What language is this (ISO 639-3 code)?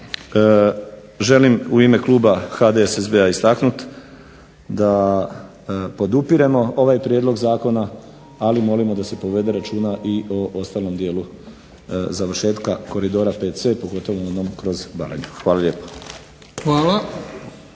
hrv